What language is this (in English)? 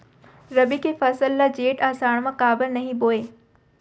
Chhattisgarhi